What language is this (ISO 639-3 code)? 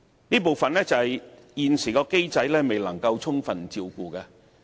yue